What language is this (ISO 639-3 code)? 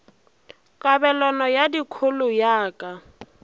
nso